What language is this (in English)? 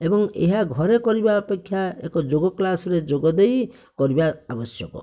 Odia